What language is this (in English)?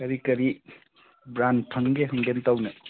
Manipuri